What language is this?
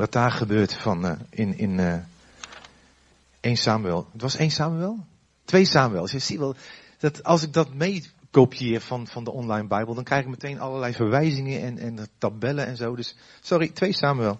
Dutch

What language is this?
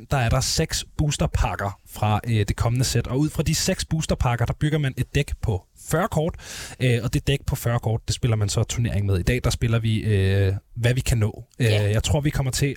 Danish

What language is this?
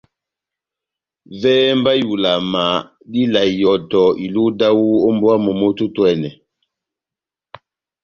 Batanga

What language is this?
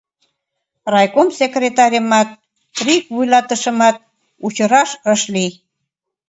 Mari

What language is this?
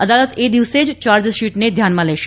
Gujarati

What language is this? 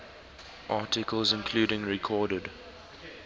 English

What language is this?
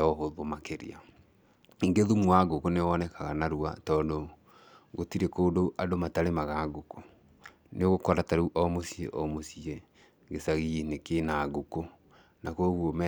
Kikuyu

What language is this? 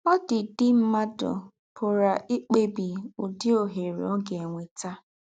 Igbo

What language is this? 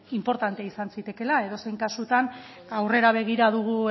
Basque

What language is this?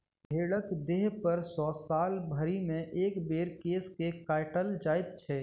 Maithili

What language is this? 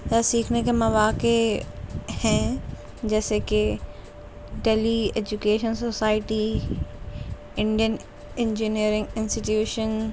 Urdu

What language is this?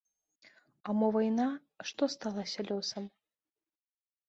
Belarusian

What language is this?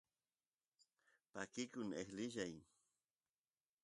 Santiago del Estero Quichua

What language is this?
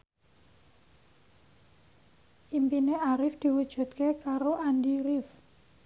Javanese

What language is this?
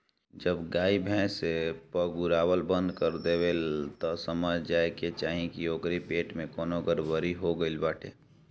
Bhojpuri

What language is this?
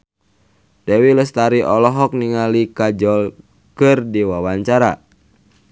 Sundanese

